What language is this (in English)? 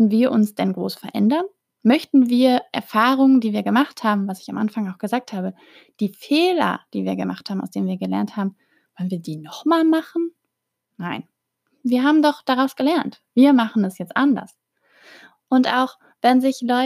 German